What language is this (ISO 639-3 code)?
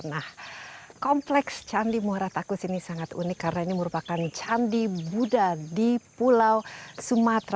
ind